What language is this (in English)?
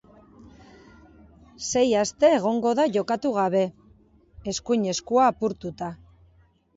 Basque